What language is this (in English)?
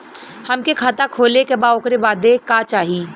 Bhojpuri